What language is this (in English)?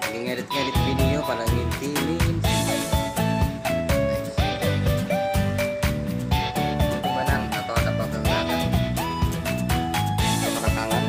Indonesian